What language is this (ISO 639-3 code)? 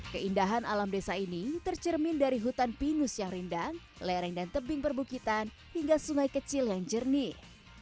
ind